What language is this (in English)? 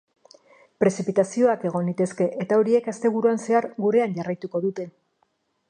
Basque